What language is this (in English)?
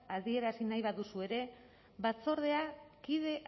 Basque